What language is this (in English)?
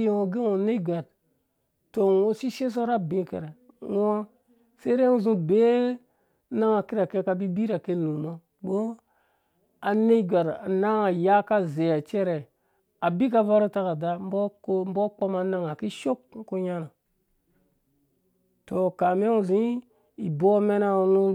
Dũya